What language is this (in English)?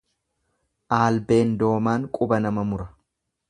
Oromo